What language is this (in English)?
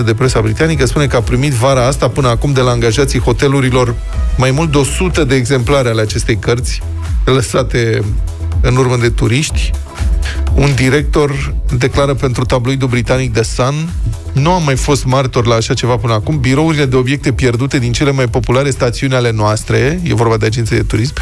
Romanian